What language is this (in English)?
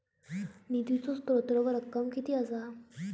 Marathi